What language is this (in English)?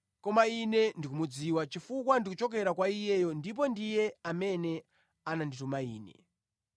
Nyanja